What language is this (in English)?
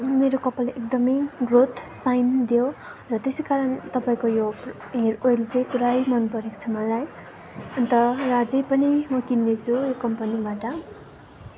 Nepali